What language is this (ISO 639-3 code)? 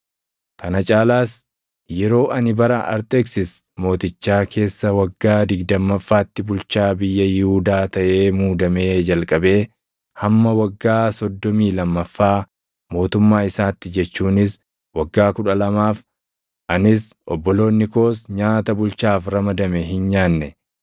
orm